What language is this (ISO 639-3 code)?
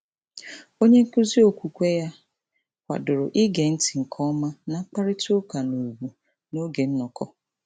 ibo